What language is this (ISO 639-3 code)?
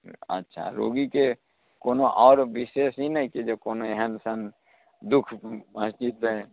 mai